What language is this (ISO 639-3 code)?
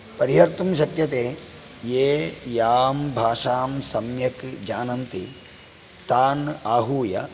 san